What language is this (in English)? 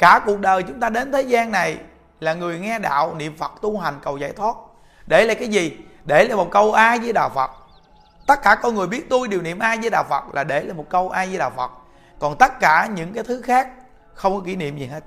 Vietnamese